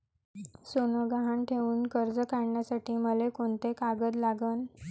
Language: Marathi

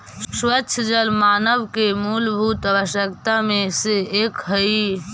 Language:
Magahi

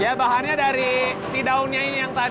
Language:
Indonesian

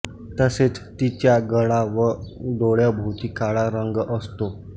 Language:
Marathi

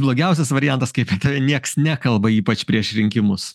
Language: Lithuanian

